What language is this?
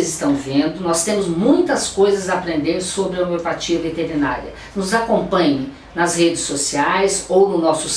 Portuguese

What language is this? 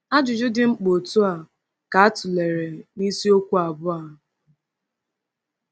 Igbo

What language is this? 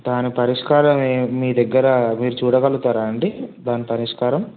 Telugu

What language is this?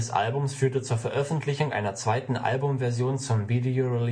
German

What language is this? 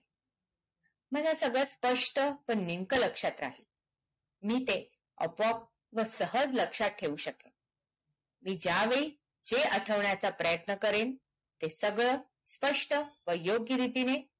Marathi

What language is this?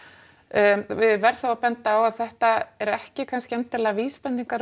Icelandic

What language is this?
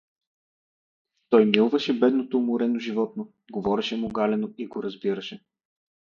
Bulgarian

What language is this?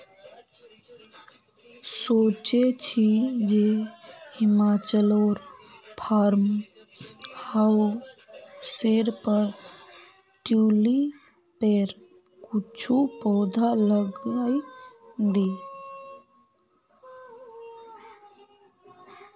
Magahi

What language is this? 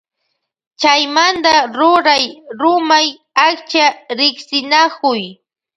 Loja Highland Quichua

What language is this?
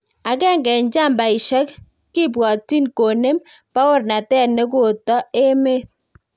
Kalenjin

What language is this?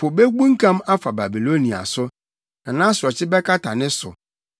Akan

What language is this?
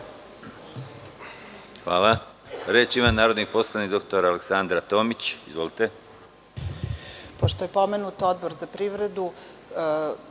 Serbian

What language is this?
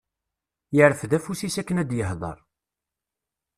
Kabyle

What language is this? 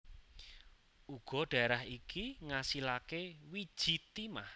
Javanese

